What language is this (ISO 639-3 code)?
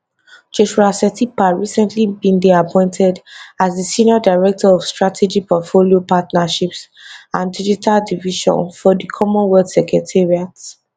pcm